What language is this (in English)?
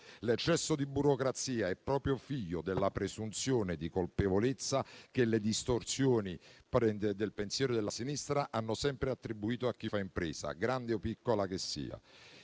Italian